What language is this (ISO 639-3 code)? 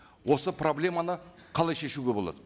kaz